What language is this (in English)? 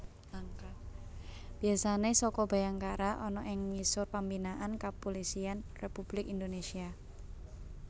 Javanese